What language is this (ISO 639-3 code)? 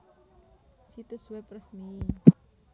jav